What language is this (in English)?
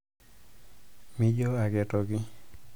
Masai